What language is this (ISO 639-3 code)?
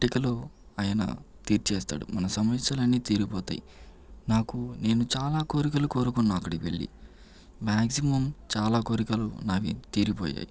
tel